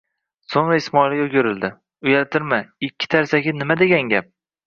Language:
Uzbek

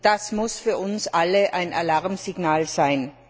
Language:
German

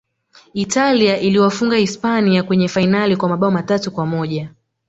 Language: Swahili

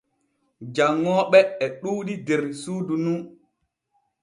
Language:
Borgu Fulfulde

